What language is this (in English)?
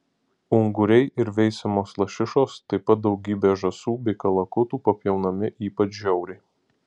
Lithuanian